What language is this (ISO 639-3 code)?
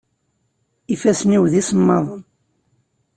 kab